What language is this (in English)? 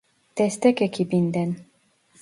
Turkish